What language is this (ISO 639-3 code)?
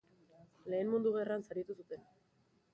eus